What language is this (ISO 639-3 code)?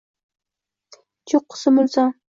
uzb